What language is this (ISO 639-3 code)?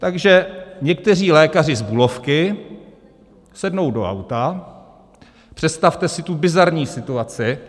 ces